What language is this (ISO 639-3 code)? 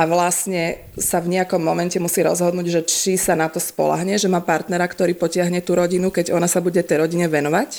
slk